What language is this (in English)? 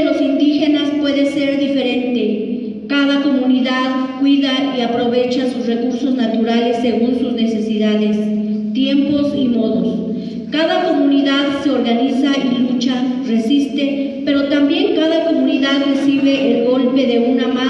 Spanish